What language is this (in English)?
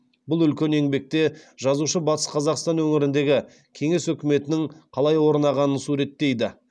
Kazakh